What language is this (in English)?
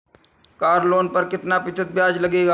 Hindi